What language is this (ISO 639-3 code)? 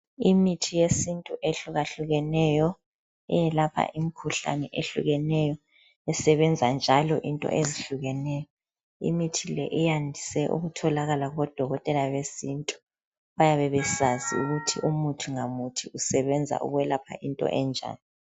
nde